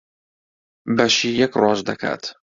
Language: Central Kurdish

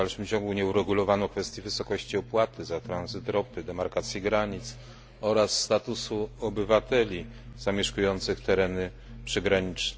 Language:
Polish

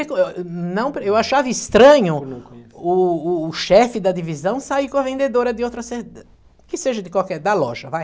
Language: Portuguese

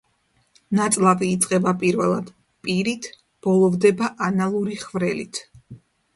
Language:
Georgian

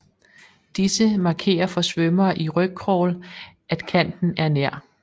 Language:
Danish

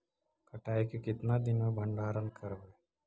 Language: Magahi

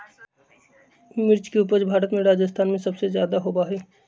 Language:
Magahi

